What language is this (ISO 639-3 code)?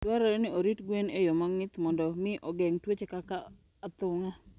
luo